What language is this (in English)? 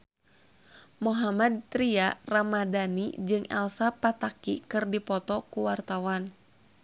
Sundanese